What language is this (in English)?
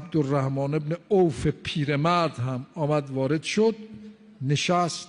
Persian